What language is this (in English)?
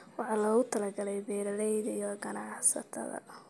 Somali